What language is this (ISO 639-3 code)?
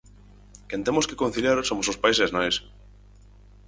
glg